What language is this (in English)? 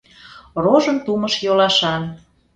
Mari